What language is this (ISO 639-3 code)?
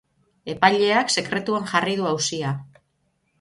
eus